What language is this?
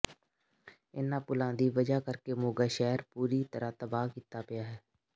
Punjabi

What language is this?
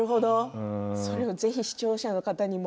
Japanese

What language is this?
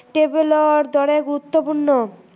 Assamese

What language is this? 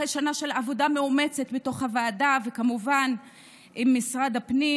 Hebrew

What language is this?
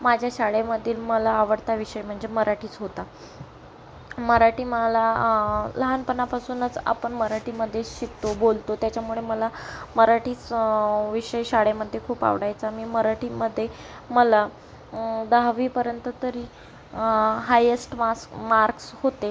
Marathi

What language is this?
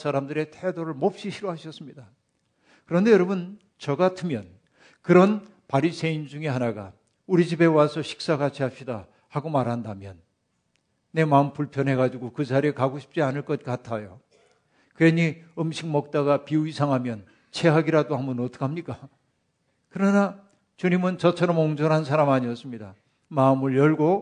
Korean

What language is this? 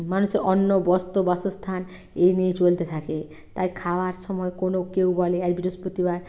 Bangla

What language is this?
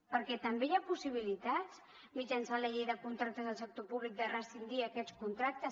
Catalan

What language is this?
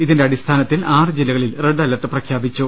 Malayalam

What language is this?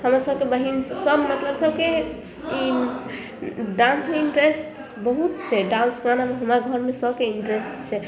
Maithili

